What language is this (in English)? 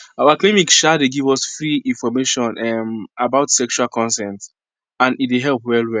Nigerian Pidgin